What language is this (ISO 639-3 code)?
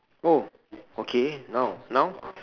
eng